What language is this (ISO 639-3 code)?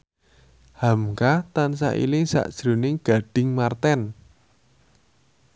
jav